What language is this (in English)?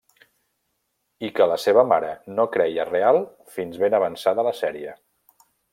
Catalan